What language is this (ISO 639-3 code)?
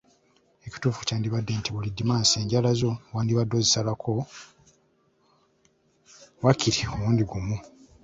lug